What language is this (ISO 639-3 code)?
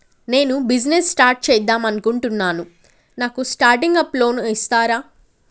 tel